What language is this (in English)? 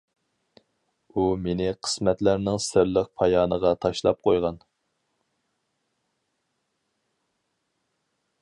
Uyghur